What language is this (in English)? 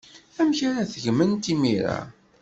Kabyle